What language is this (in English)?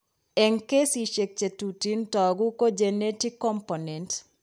Kalenjin